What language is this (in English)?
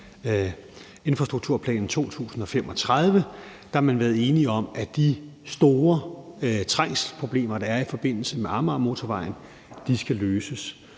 Danish